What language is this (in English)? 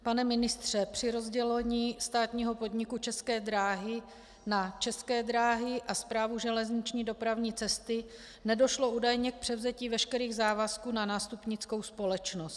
Czech